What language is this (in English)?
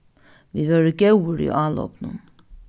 Faroese